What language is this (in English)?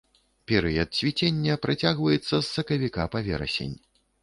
Belarusian